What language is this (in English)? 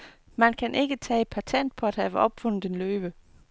Danish